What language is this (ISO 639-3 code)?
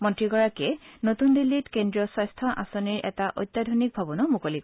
asm